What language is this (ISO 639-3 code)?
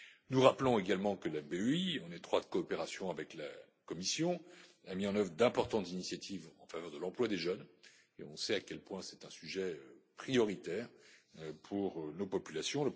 fra